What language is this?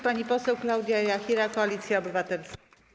Polish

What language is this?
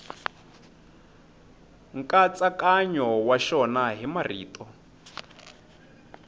Tsonga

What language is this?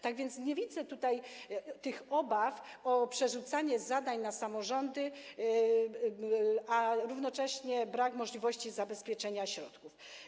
Polish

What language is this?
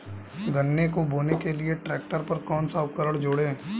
Hindi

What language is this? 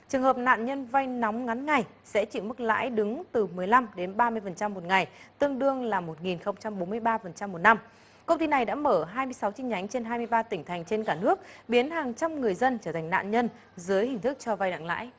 Vietnamese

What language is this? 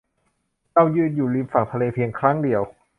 Thai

